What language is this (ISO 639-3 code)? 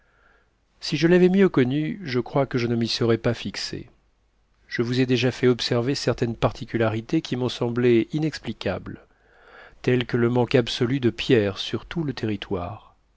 fra